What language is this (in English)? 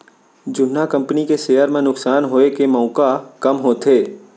Chhattisgarhi